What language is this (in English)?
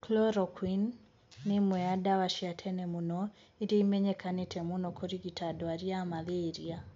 Kikuyu